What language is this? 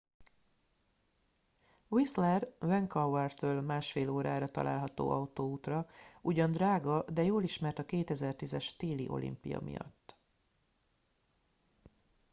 Hungarian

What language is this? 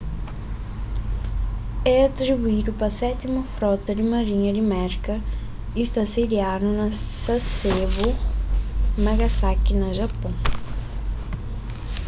Kabuverdianu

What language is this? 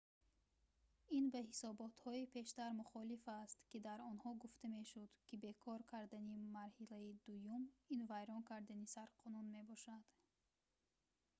Tajik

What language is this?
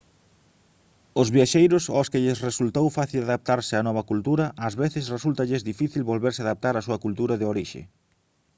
Galician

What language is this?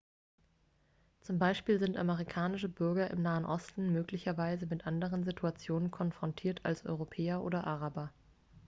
German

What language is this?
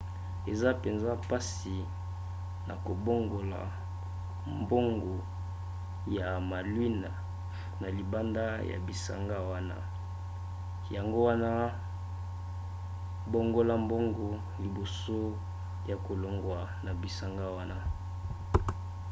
Lingala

